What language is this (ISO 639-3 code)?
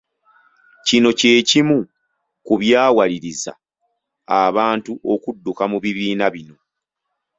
lug